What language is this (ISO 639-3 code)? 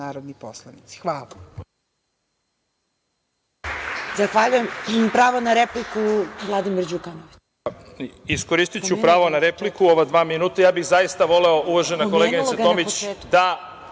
srp